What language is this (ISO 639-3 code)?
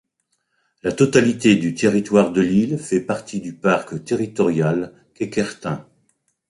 fra